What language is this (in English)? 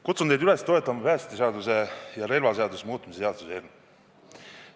Estonian